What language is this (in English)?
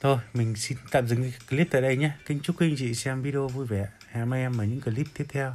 Vietnamese